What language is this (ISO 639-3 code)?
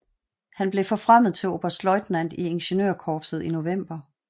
dan